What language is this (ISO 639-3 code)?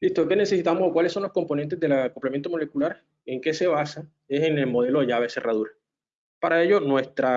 spa